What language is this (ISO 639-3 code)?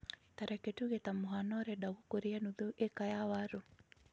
kik